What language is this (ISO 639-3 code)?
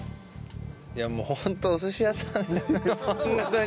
jpn